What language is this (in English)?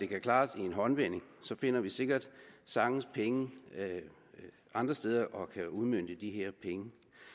Danish